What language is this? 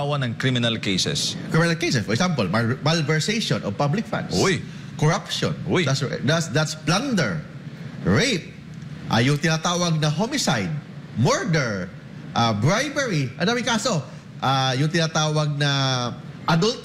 Filipino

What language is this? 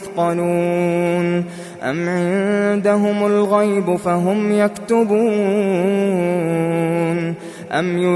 Arabic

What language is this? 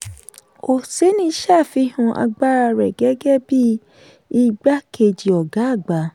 Yoruba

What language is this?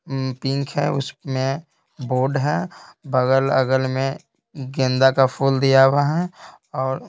Hindi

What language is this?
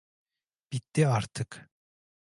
Turkish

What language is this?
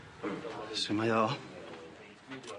Welsh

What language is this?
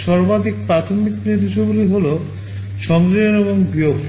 Bangla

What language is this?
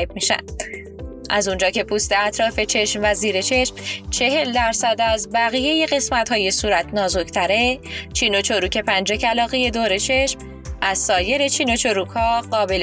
Persian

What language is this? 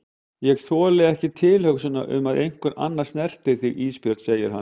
Icelandic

